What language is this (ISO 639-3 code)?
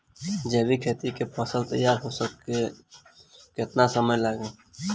bho